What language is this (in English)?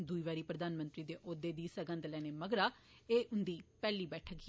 Dogri